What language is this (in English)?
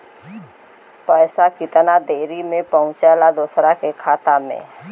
Bhojpuri